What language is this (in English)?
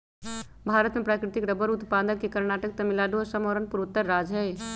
Magahi